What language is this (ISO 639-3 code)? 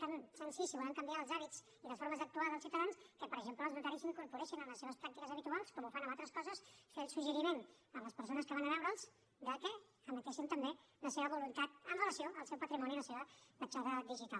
cat